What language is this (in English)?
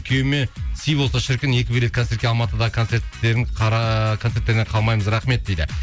Kazakh